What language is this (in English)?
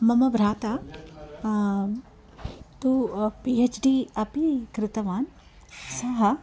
Sanskrit